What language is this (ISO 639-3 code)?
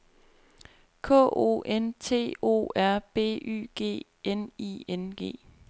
dan